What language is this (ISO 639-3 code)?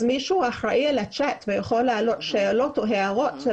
heb